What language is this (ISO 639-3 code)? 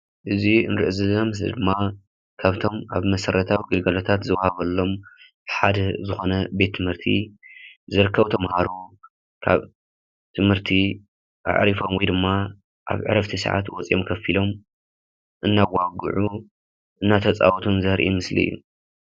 tir